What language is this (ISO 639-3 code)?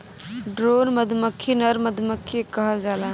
bho